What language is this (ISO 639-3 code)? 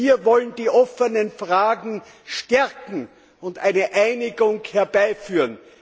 deu